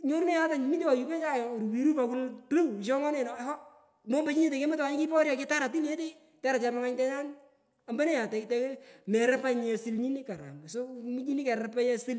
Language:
Pökoot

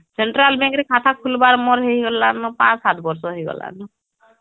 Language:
Odia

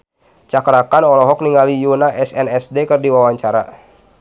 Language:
Sundanese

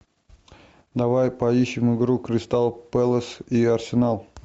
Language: Russian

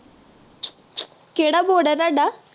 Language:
Punjabi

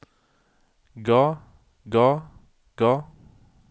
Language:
Norwegian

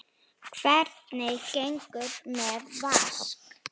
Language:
Icelandic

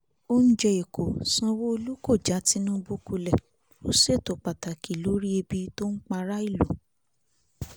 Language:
Yoruba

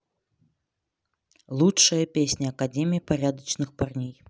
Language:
Russian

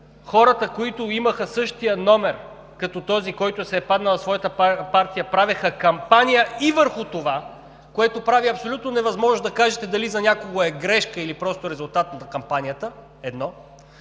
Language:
Bulgarian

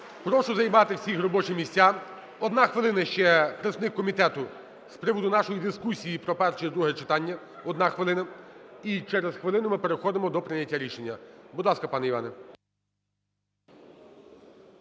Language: Ukrainian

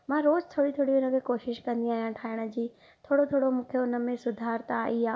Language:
Sindhi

